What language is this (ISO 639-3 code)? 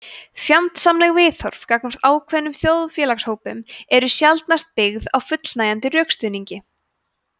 isl